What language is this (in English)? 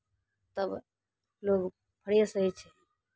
Maithili